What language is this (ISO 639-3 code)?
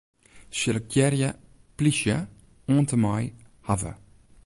fry